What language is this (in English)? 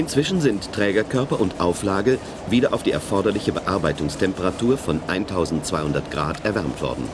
German